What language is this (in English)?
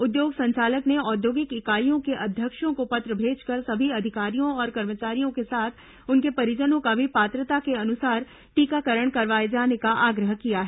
Hindi